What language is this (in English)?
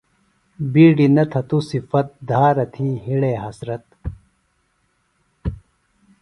Phalura